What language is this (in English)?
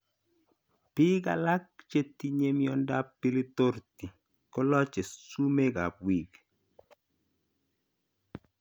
Kalenjin